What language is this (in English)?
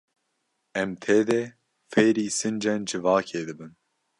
Kurdish